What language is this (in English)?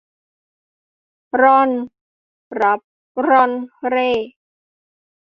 Thai